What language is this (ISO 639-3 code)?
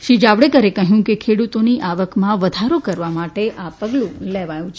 guj